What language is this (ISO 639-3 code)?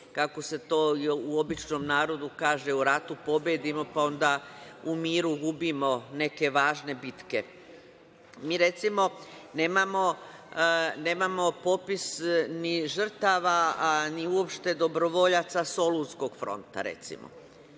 srp